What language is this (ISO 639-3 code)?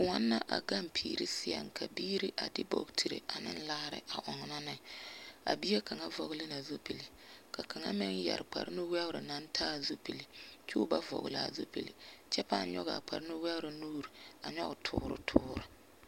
dga